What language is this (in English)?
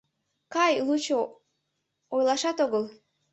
Mari